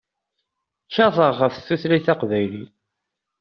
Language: Kabyle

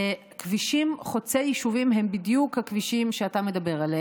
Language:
Hebrew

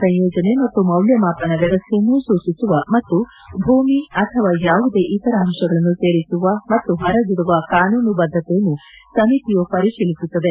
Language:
Kannada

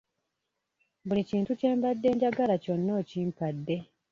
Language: Ganda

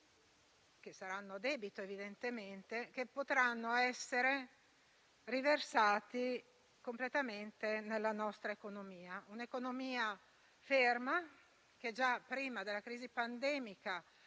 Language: Italian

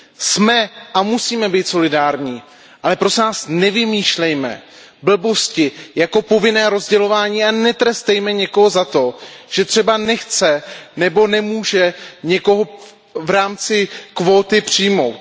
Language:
Czech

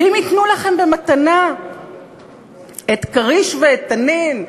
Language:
Hebrew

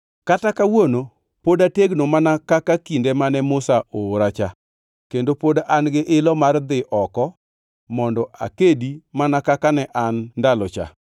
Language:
Luo (Kenya and Tanzania)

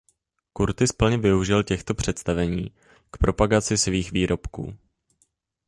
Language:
Czech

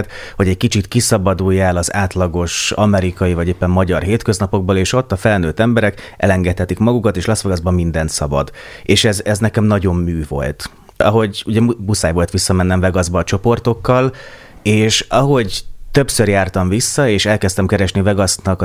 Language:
Hungarian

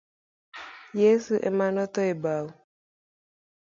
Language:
Luo (Kenya and Tanzania)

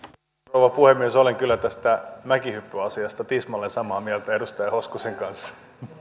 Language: Finnish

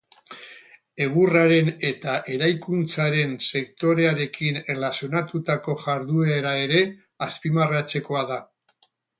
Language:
Basque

